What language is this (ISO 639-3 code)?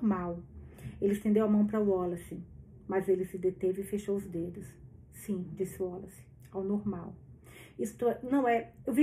por